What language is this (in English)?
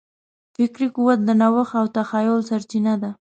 Pashto